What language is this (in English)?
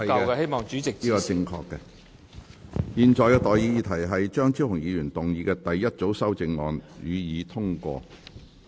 Cantonese